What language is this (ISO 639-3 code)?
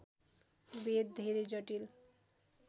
nep